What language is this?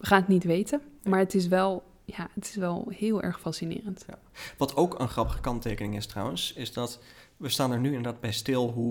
Dutch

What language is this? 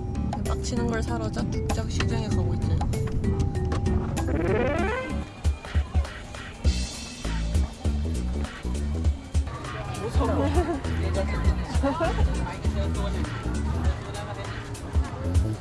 Korean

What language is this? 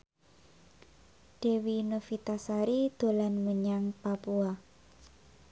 Javanese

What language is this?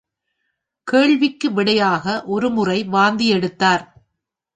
Tamil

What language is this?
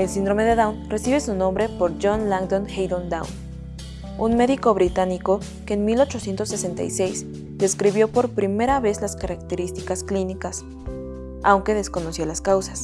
Spanish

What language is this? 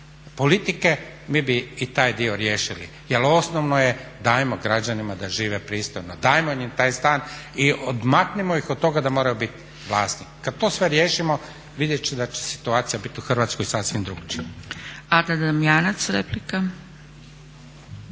Croatian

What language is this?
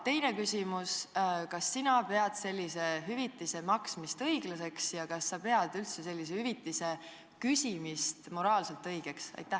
Estonian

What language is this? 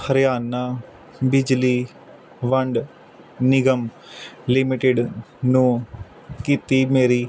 Punjabi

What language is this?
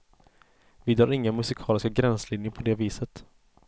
Swedish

